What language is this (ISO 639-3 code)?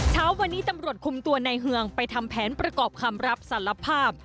tha